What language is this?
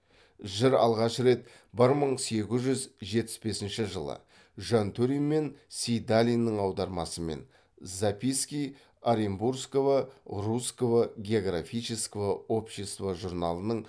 Kazakh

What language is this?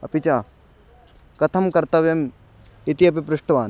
Sanskrit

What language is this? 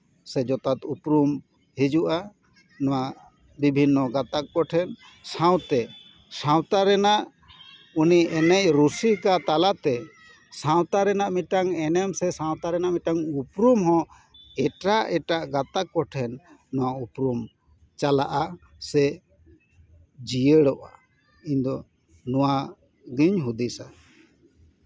Santali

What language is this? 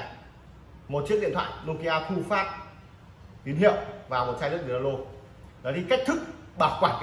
Vietnamese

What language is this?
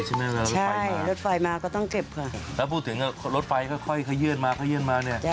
Thai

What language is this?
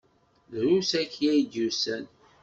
Kabyle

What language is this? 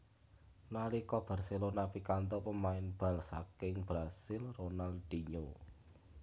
Javanese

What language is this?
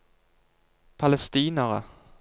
Norwegian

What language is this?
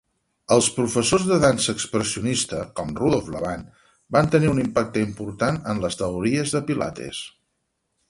Catalan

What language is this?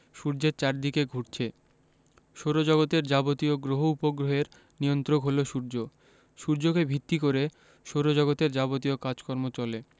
Bangla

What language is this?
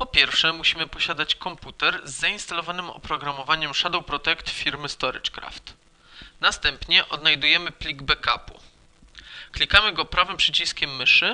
Polish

